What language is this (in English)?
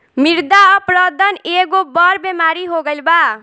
Bhojpuri